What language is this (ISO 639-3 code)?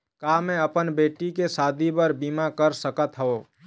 hne